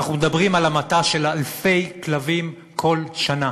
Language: Hebrew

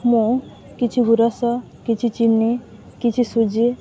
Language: Odia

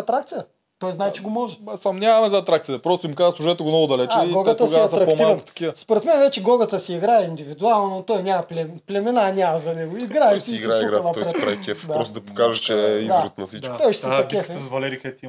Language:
Bulgarian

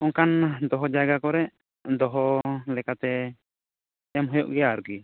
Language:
Santali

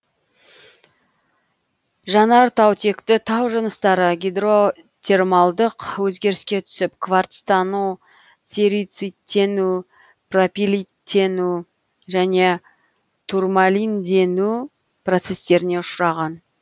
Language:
Kazakh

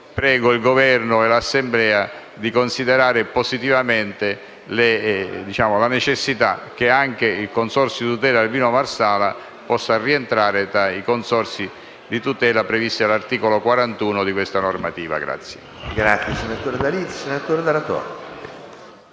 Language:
Italian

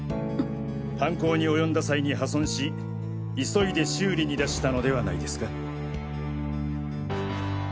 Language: Japanese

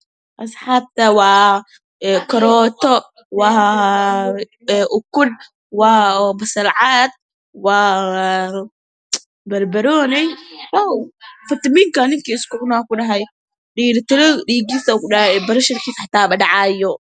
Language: Somali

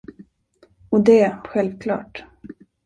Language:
Swedish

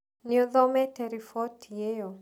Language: Kikuyu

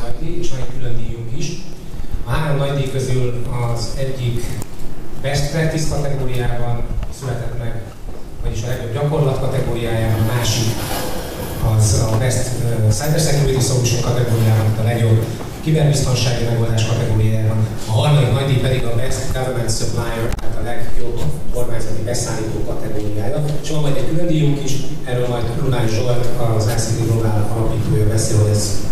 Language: Hungarian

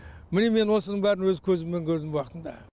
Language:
Kazakh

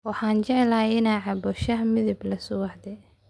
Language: Somali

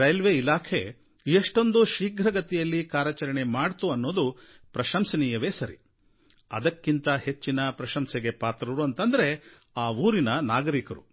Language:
Kannada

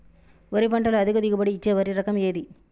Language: Telugu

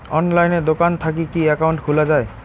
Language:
Bangla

